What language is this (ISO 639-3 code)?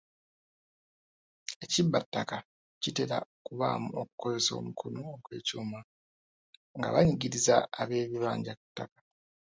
lug